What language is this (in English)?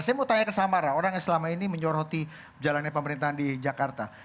Indonesian